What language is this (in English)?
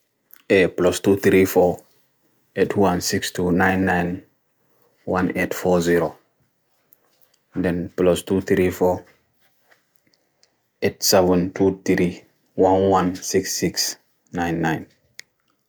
Bagirmi Fulfulde